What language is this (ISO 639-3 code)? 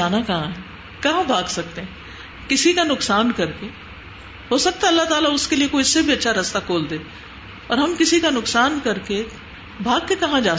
urd